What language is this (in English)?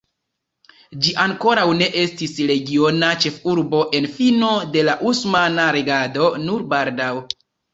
Esperanto